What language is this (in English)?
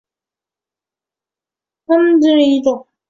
Chinese